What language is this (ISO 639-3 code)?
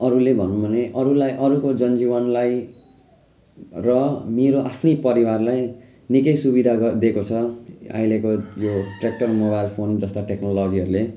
nep